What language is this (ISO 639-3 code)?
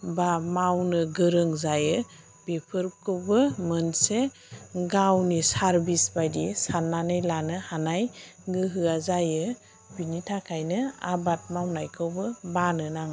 brx